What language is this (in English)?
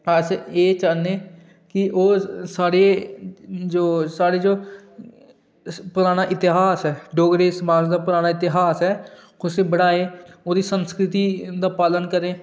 Dogri